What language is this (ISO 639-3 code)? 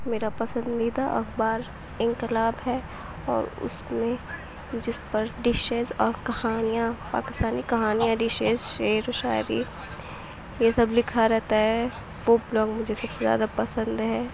urd